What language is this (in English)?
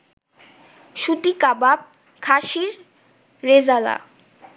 Bangla